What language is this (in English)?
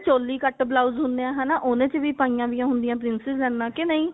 Punjabi